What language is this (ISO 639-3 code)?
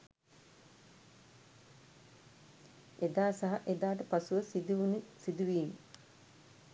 sin